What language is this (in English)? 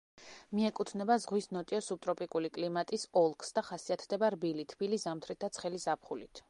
Georgian